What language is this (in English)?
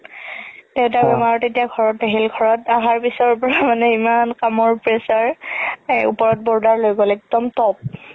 Assamese